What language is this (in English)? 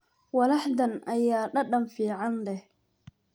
Somali